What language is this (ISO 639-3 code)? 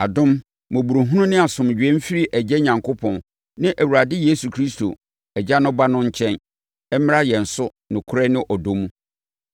aka